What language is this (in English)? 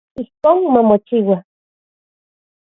Central Puebla Nahuatl